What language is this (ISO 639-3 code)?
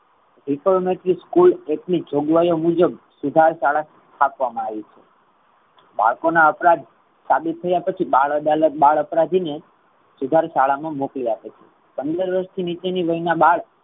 guj